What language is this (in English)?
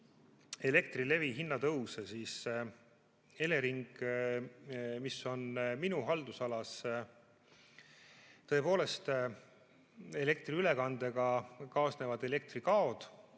Estonian